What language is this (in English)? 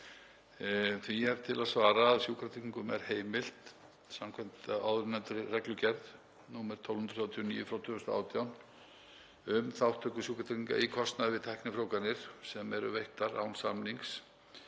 Icelandic